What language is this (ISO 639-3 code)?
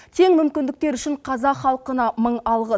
kaz